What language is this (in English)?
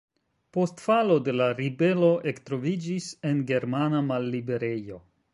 Esperanto